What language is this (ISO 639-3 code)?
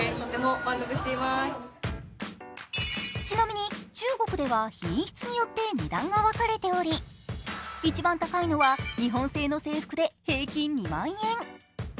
jpn